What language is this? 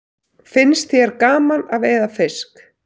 Icelandic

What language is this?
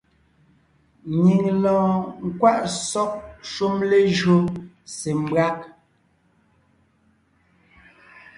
Ngiemboon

